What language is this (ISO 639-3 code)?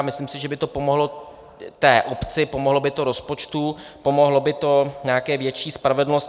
ces